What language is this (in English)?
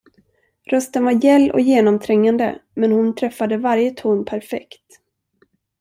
Swedish